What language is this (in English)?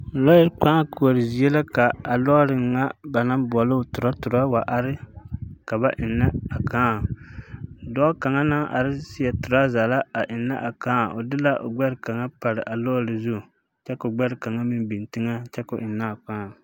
Southern Dagaare